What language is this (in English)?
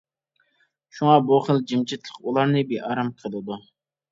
Uyghur